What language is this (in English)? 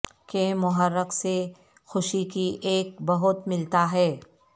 Urdu